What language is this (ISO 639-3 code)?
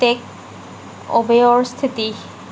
asm